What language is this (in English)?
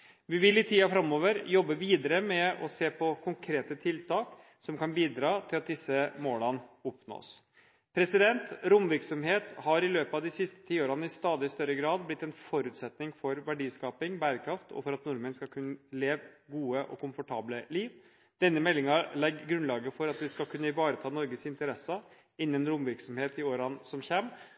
Norwegian Bokmål